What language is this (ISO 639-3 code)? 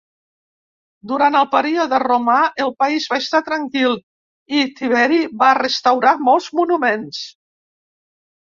cat